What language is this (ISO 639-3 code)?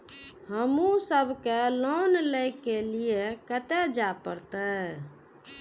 mai